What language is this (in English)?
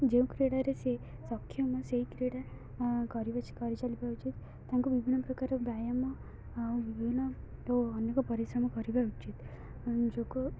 Odia